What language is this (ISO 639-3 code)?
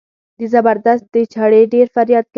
pus